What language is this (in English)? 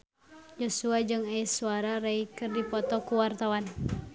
Sundanese